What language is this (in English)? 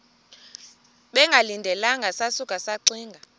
Xhosa